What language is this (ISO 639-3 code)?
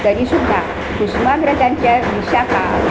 mar